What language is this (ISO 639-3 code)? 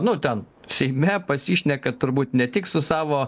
lit